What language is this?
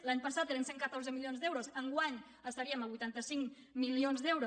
Catalan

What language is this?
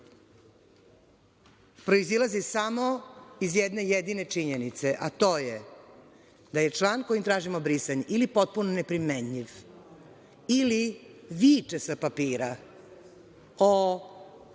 Serbian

